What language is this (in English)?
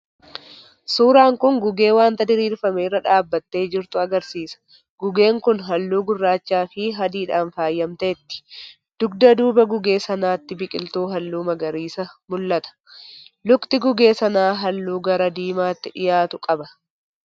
Oromo